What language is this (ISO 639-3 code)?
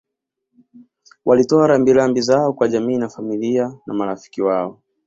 swa